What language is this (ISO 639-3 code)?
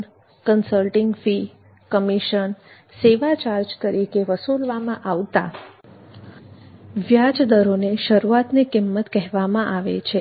guj